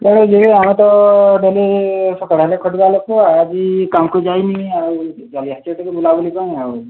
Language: Odia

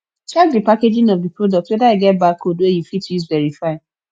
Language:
Nigerian Pidgin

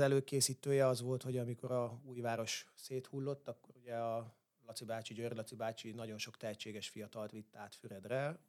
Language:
Hungarian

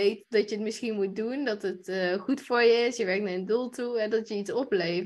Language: Dutch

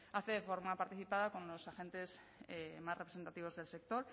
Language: Spanish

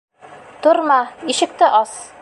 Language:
Bashkir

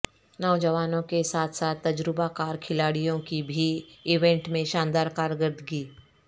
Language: Urdu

